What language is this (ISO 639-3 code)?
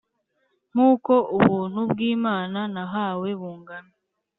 kin